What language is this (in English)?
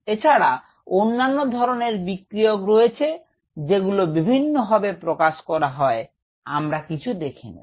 Bangla